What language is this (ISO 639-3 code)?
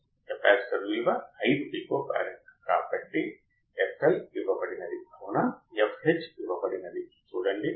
tel